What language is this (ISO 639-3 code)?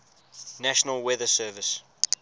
eng